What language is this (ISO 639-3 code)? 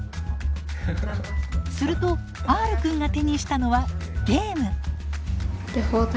jpn